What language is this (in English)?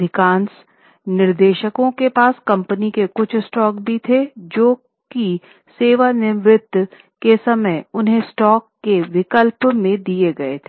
Hindi